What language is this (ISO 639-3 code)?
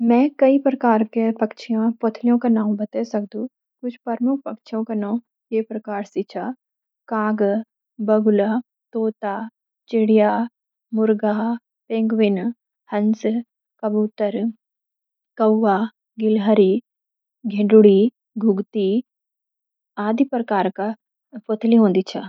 gbm